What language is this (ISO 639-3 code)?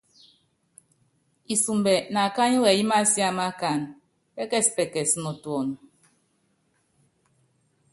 yav